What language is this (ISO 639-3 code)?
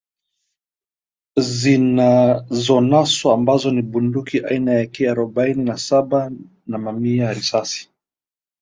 swa